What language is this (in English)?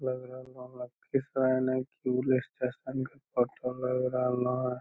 Magahi